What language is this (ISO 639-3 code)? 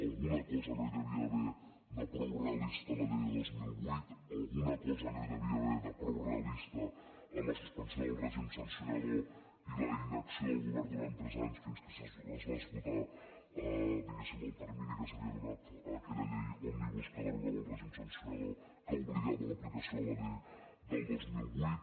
cat